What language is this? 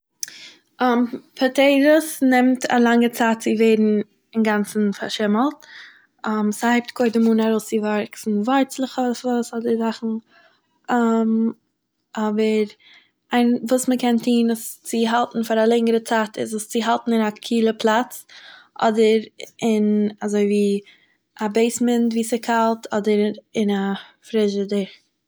Yiddish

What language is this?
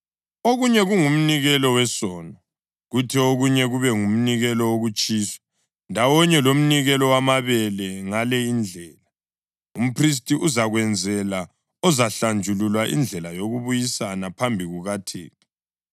North Ndebele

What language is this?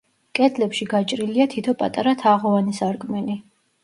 Georgian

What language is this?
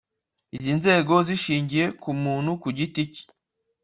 Kinyarwanda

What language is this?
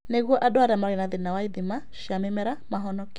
Kikuyu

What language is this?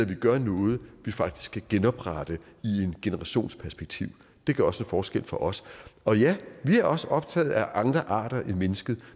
Danish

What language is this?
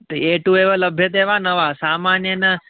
Sanskrit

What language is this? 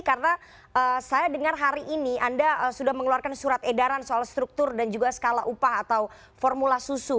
Indonesian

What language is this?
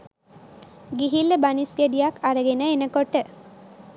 Sinhala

